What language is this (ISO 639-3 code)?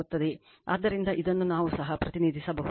kan